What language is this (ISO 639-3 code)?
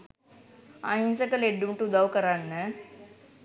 sin